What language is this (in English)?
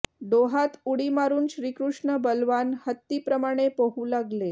Marathi